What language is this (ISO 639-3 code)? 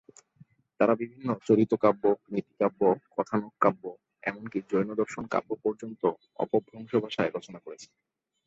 ben